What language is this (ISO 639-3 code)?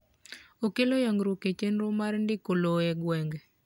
luo